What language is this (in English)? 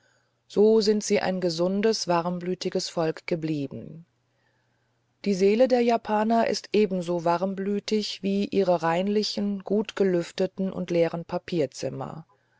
German